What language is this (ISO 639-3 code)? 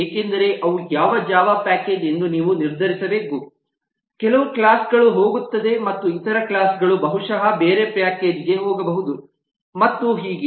kan